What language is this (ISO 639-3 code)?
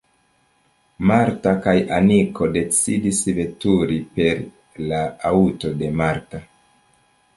epo